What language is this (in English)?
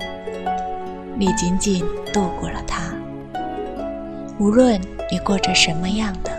Chinese